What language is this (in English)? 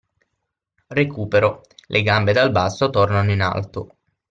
Italian